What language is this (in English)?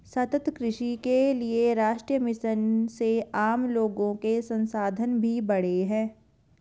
Hindi